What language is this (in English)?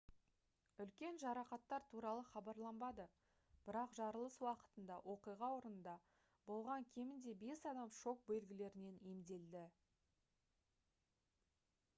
Kazakh